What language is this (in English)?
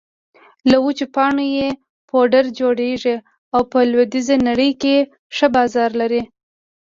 Pashto